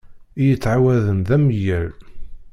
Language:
Kabyle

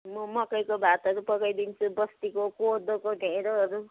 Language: Nepali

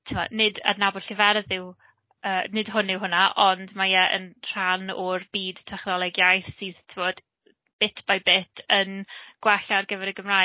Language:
Welsh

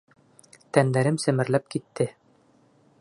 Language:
Bashkir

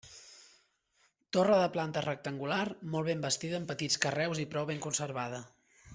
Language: Catalan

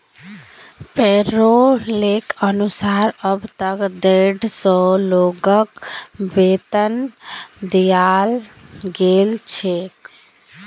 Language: Magahi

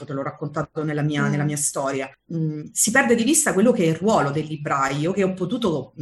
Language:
Italian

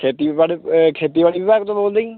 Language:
Punjabi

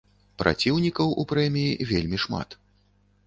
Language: Belarusian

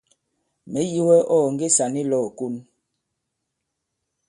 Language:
Bankon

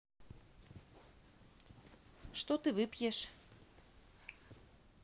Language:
Russian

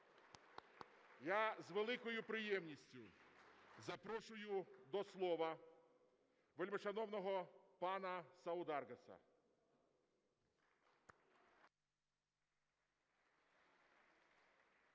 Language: Ukrainian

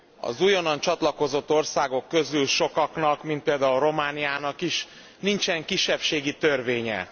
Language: Hungarian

